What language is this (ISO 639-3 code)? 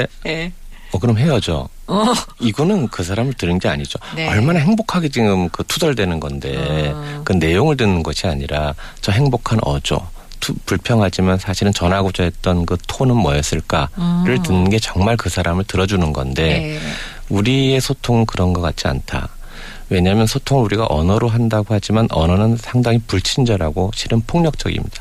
kor